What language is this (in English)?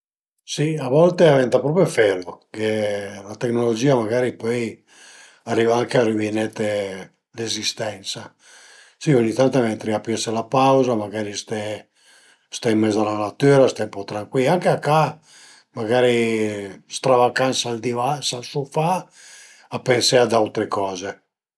Piedmontese